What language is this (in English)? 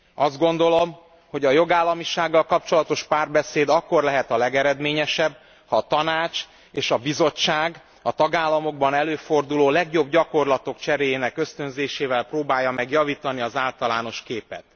Hungarian